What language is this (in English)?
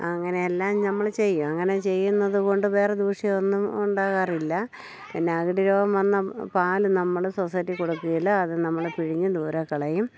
Malayalam